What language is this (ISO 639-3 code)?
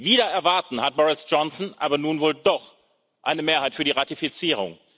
deu